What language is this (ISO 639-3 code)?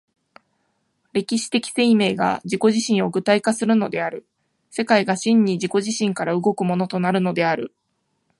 jpn